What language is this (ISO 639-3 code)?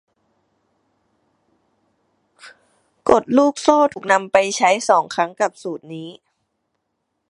tha